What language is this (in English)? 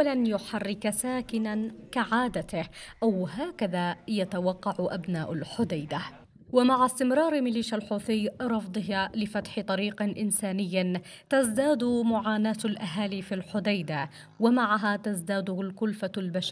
Arabic